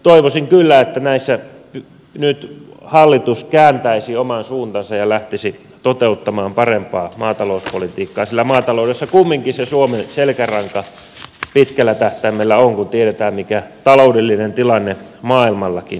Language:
Finnish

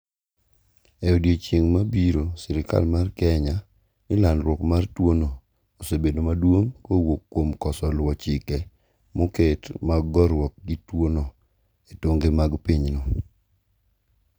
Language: Luo (Kenya and Tanzania)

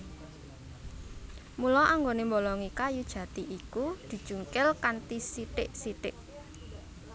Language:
Javanese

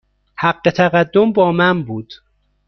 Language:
Persian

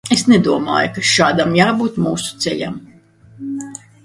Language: Latvian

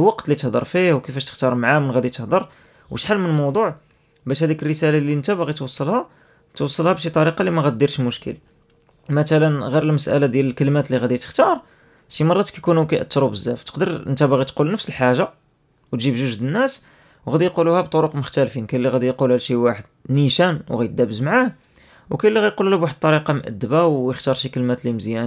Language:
Arabic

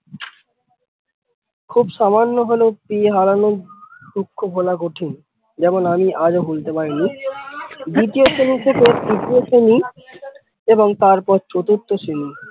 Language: Bangla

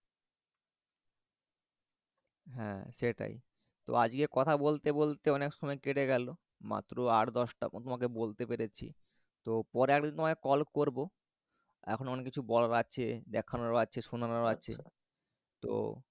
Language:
Bangla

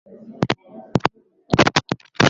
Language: Swahili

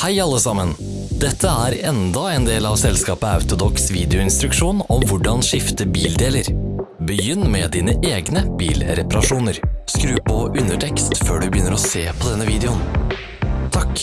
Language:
Norwegian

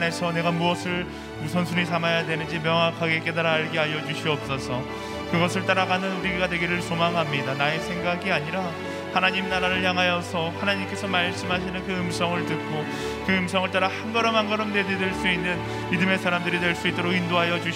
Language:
Korean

